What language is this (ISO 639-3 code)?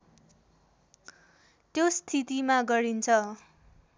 nep